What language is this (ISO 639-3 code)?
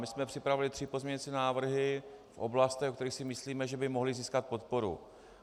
ces